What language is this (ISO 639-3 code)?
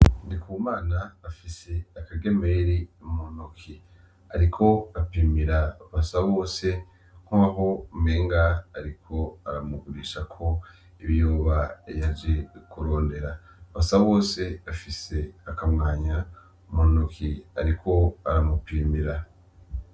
run